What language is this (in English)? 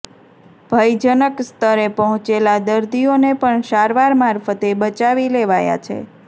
Gujarati